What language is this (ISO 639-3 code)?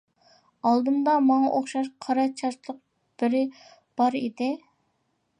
uig